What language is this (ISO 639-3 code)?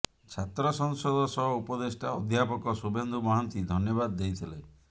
ori